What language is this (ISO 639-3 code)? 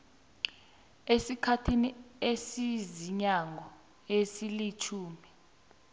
nbl